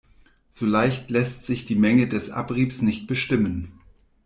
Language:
German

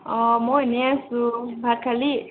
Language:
Assamese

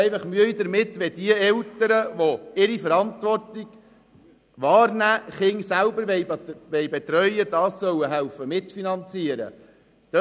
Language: Swiss German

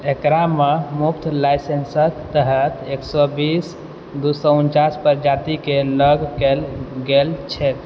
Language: Maithili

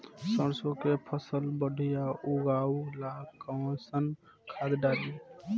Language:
Bhojpuri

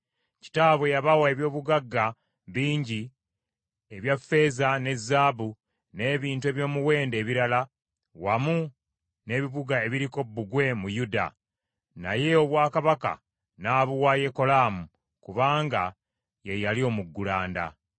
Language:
Ganda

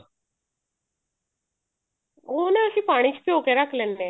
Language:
Punjabi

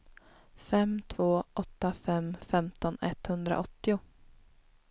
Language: Swedish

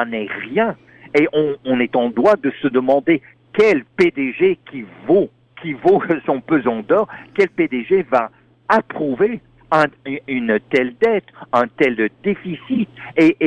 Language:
French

